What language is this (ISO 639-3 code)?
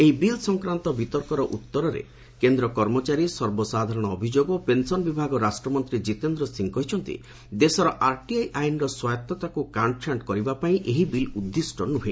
ori